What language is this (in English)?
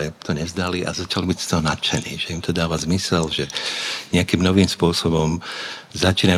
Slovak